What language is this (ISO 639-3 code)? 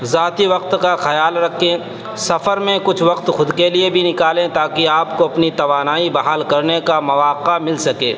urd